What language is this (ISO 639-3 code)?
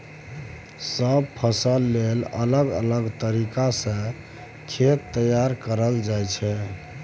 mai